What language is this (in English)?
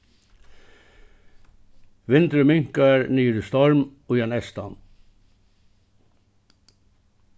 Faroese